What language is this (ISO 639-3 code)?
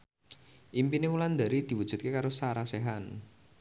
jav